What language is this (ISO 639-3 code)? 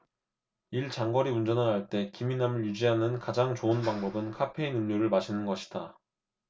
kor